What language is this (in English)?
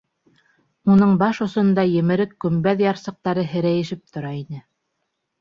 Bashkir